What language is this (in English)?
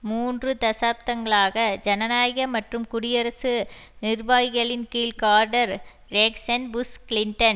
Tamil